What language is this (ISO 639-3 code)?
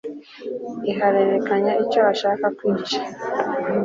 kin